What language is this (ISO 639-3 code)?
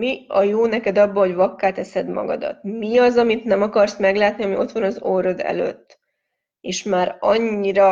hun